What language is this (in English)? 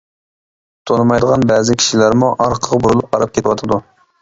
Uyghur